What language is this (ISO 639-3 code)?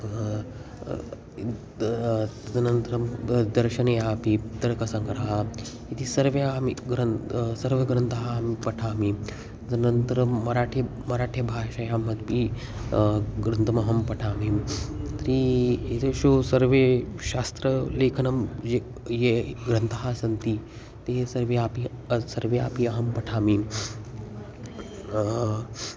san